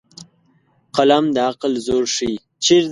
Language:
Pashto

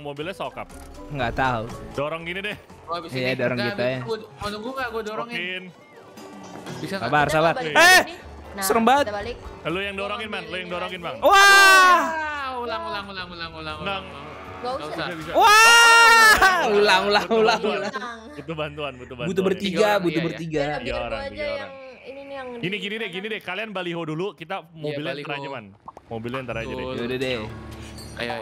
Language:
Indonesian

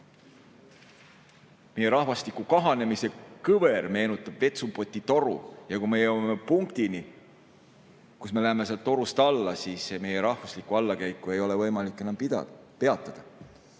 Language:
Estonian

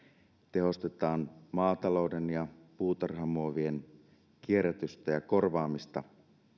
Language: Finnish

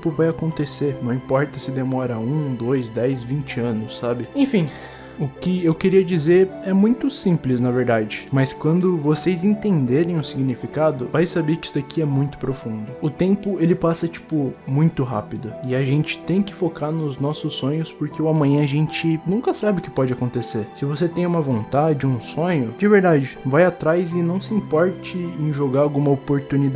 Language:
Portuguese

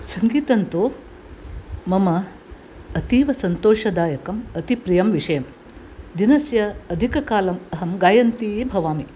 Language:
Sanskrit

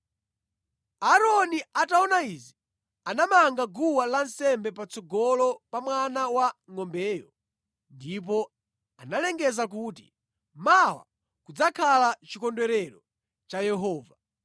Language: Nyanja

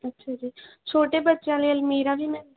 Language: Punjabi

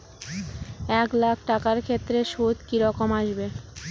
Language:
Bangla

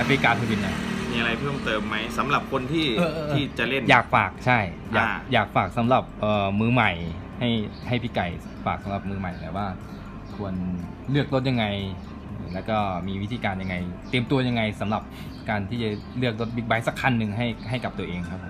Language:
Thai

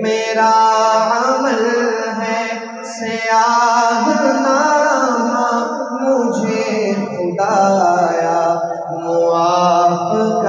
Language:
Arabic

